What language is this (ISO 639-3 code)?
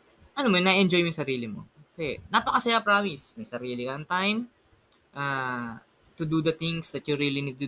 fil